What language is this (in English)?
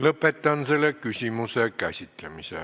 Estonian